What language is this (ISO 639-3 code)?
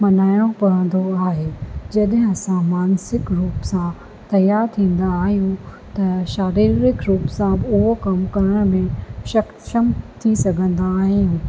snd